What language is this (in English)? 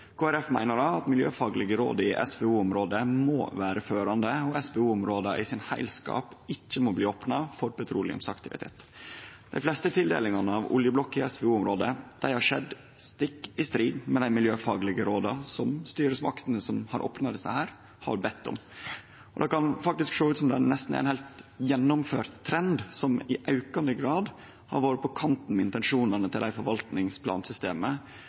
Norwegian Nynorsk